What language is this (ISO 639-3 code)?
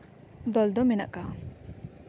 sat